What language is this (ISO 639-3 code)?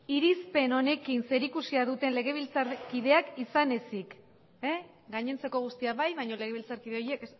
eus